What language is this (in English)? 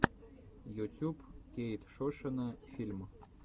Russian